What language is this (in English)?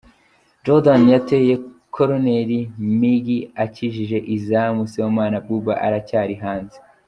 Kinyarwanda